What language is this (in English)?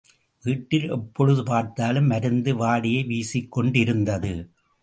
Tamil